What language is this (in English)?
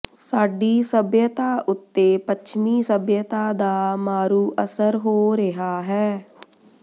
Punjabi